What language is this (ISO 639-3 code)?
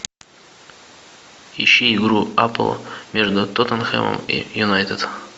rus